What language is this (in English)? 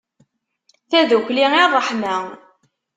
Kabyle